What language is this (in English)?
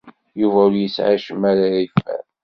Kabyle